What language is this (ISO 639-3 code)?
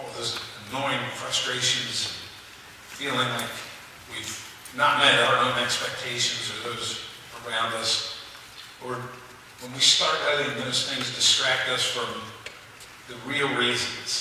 eng